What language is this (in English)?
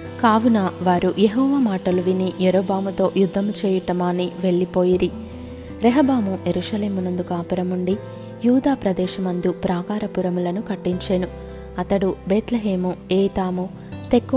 Telugu